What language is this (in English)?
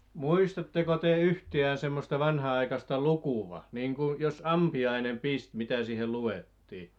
Finnish